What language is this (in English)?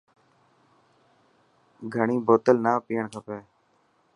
Dhatki